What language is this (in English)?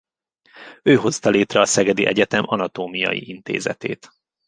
Hungarian